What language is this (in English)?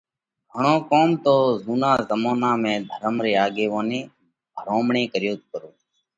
Parkari Koli